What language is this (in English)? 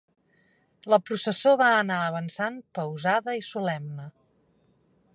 Catalan